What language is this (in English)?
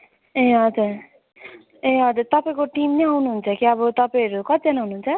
Nepali